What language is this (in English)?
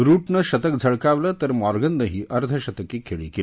Marathi